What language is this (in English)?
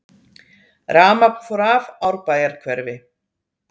Icelandic